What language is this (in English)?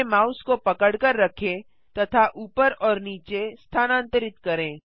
Hindi